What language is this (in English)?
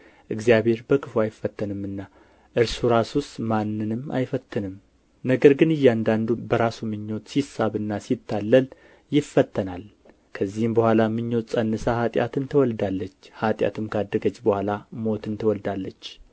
Amharic